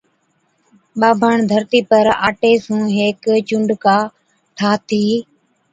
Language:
Od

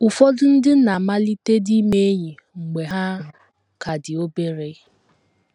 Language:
Igbo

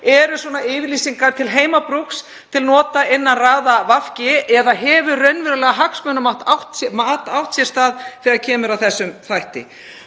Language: Icelandic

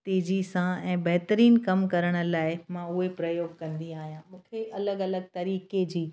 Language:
Sindhi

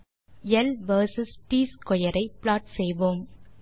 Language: Tamil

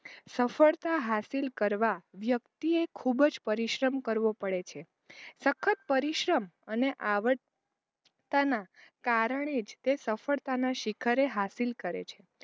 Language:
Gujarati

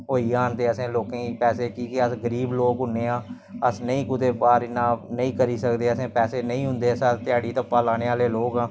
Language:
Dogri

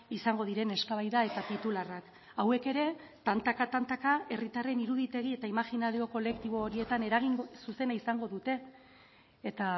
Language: Basque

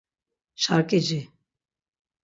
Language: Laz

